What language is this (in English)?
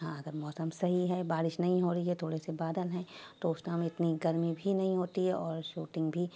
Urdu